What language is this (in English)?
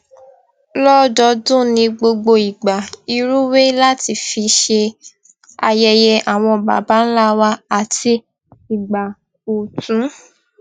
Yoruba